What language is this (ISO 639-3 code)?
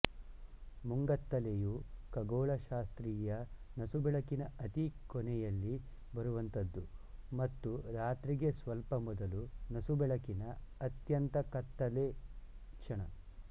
kan